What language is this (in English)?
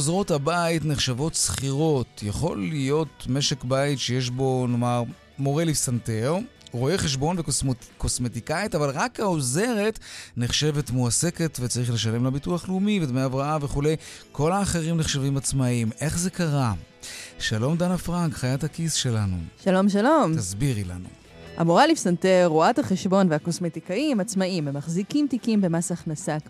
Hebrew